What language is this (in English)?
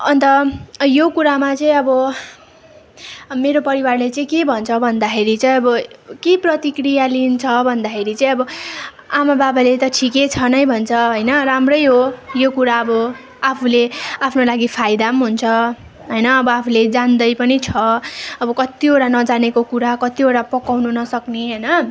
Nepali